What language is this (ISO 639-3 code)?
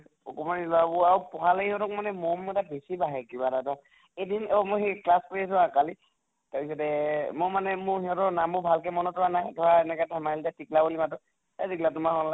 asm